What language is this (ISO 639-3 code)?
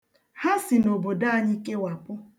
ibo